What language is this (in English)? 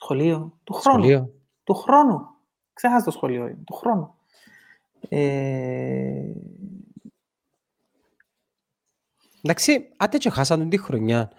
Greek